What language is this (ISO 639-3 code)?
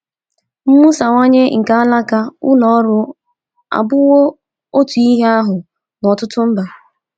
ibo